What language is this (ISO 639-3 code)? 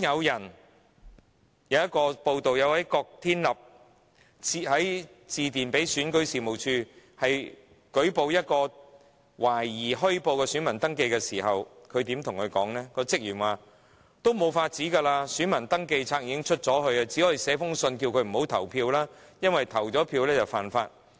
yue